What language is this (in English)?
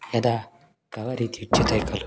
Sanskrit